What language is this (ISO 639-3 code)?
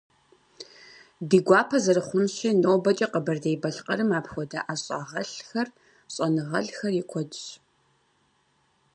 kbd